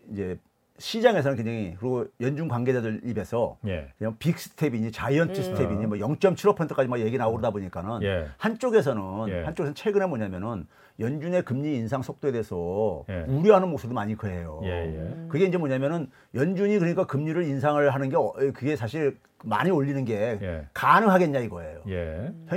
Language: Korean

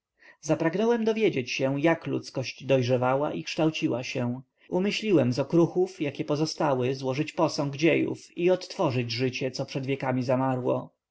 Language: Polish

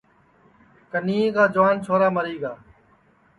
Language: Sansi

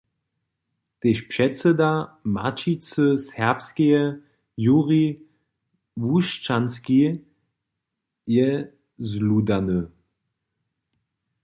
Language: Upper Sorbian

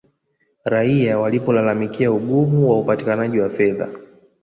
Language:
Swahili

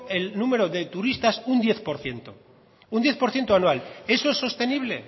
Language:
Spanish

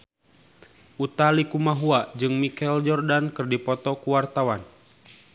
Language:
Sundanese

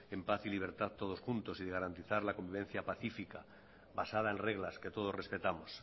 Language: Spanish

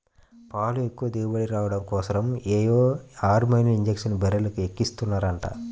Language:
Telugu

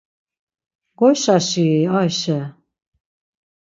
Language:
Laz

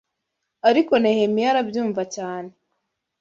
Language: Kinyarwanda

